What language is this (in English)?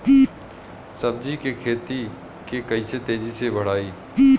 Bhojpuri